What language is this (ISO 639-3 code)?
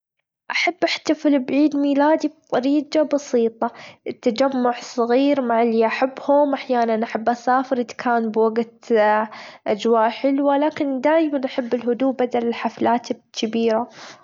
afb